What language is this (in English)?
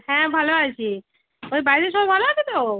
Bangla